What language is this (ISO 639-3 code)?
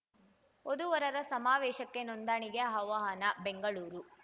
kan